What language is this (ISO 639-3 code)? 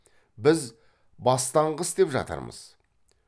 kaz